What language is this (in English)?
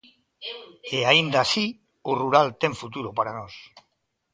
Galician